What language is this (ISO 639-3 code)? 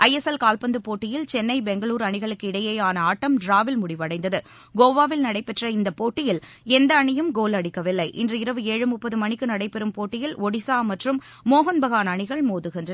tam